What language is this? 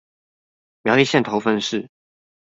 Chinese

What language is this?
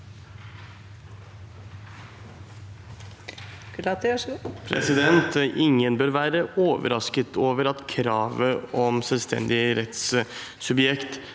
Norwegian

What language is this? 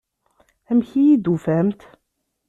Kabyle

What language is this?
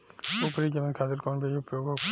Bhojpuri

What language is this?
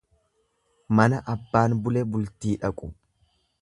Oromo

